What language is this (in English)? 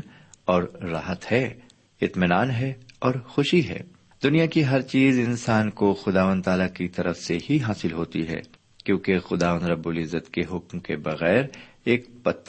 Urdu